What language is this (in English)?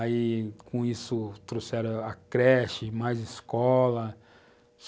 Portuguese